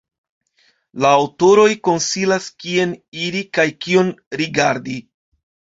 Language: Esperanto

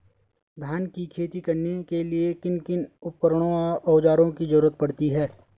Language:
Hindi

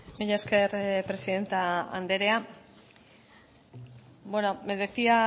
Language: Basque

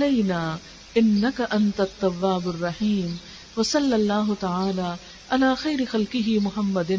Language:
Urdu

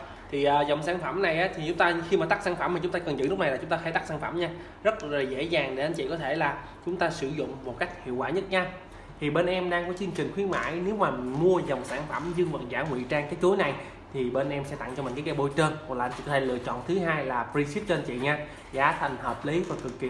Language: Vietnamese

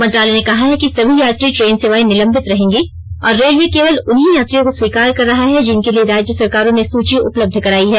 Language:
Hindi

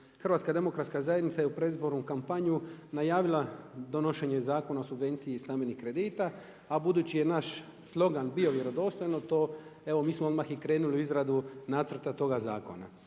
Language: Croatian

